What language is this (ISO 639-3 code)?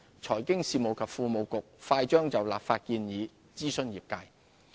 yue